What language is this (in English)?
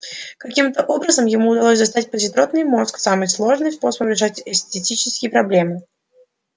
Russian